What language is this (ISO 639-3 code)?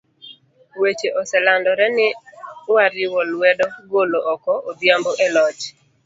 luo